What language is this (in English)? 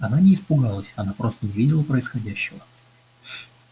Russian